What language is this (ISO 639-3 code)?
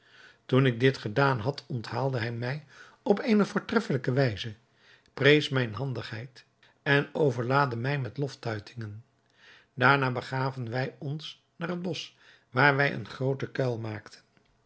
nld